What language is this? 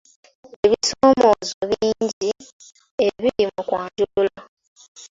Ganda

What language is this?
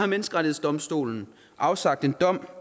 Danish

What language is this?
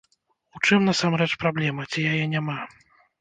Belarusian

